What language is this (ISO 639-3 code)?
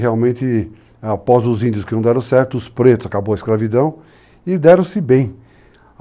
por